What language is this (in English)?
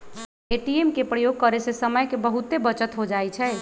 Magahi